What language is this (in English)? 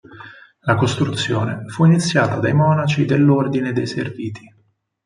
Italian